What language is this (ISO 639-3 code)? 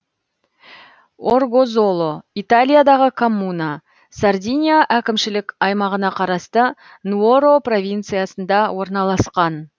kaz